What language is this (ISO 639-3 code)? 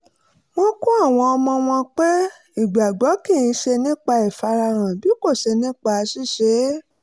yor